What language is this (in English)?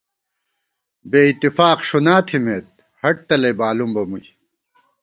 Gawar-Bati